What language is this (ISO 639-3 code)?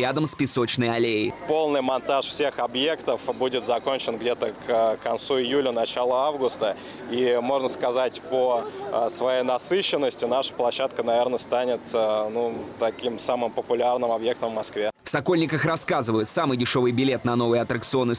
rus